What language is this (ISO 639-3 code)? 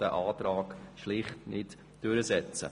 gsw